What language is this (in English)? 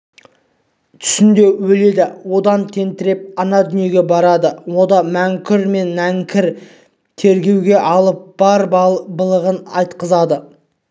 Kazakh